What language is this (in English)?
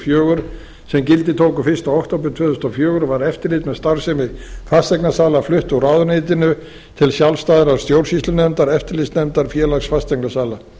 Icelandic